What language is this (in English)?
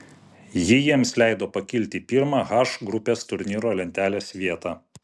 Lithuanian